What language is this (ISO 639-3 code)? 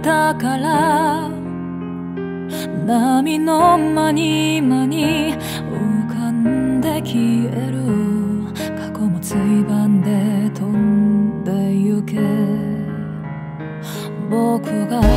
kor